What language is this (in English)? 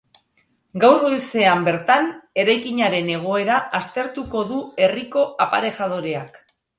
Basque